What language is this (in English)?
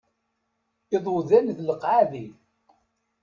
Kabyle